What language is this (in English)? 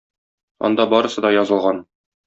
Tatar